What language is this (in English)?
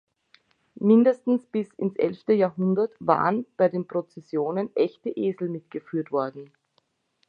German